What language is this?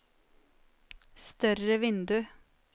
Norwegian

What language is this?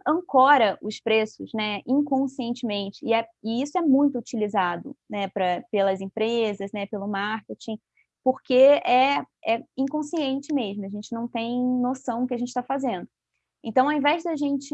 Portuguese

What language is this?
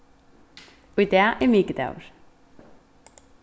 Faroese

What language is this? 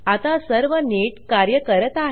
Marathi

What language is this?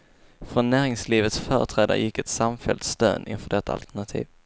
Swedish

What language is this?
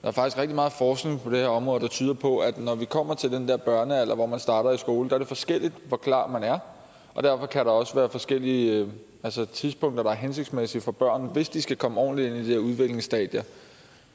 Danish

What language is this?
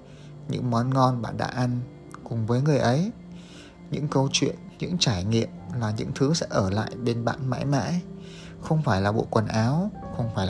Vietnamese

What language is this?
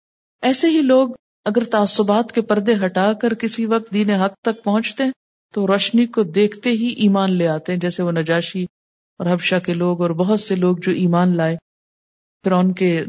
Urdu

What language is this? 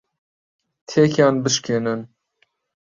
Central Kurdish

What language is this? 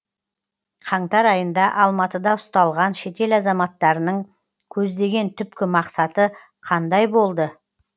Kazakh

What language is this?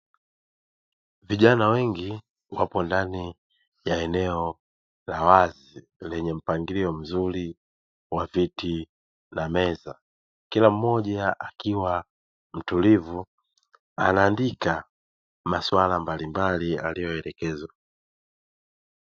Swahili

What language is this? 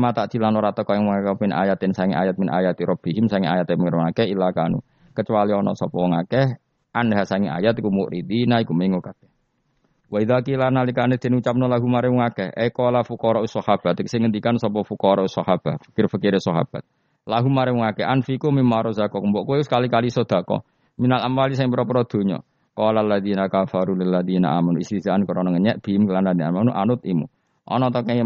Indonesian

